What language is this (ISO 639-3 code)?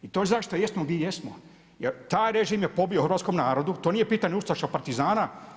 hrv